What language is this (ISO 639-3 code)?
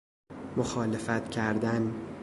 fas